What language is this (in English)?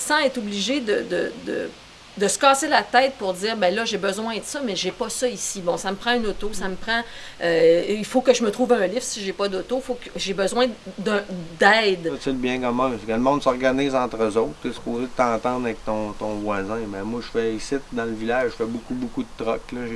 French